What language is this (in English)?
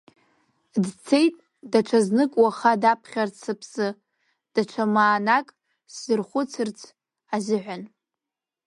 Abkhazian